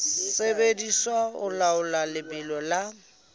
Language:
Southern Sotho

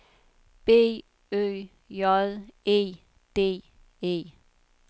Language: Danish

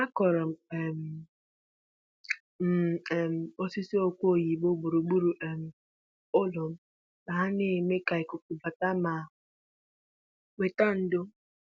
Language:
Igbo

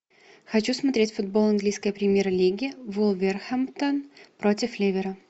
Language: Russian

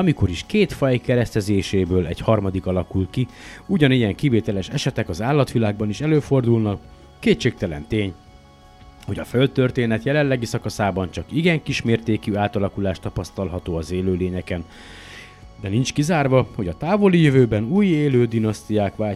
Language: Hungarian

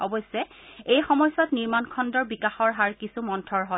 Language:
Assamese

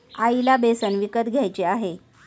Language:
Marathi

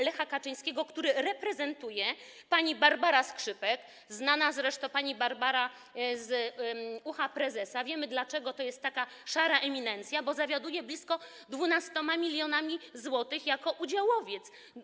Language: Polish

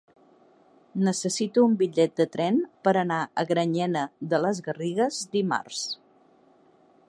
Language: Catalan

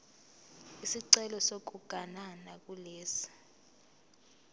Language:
Zulu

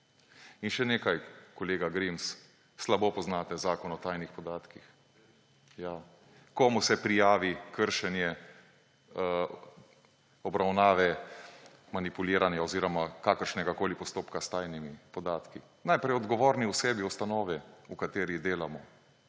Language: Slovenian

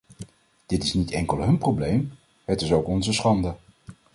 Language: Dutch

